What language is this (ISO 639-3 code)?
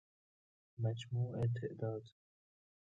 fas